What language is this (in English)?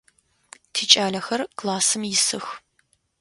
Adyghe